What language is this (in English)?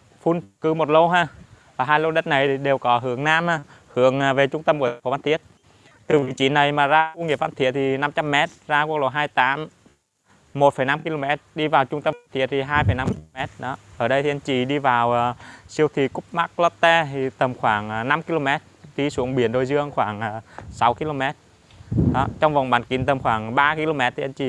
Vietnamese